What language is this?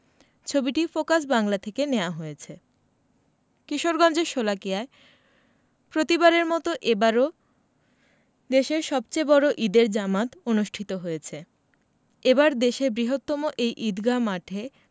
Bangla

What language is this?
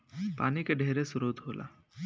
Bhojpuri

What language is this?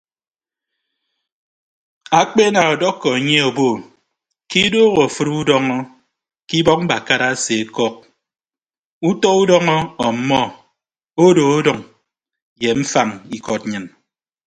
Ibibio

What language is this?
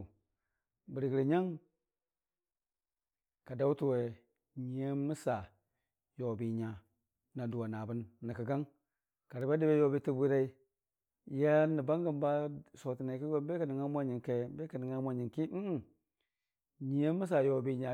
Dijim-Bwilim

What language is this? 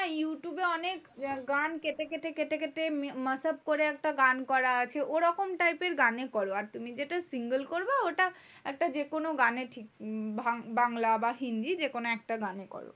Bangla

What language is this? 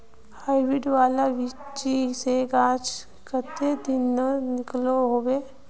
Magahi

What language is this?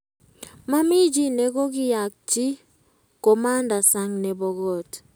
Kalenjin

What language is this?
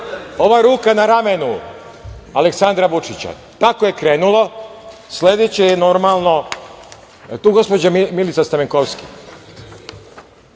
Serbian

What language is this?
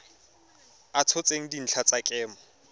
Tswana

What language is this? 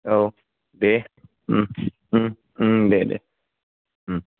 Bodo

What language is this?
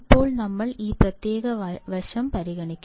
Malayalam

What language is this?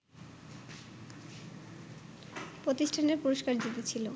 Bangla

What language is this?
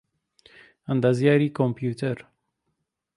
Central Kurdish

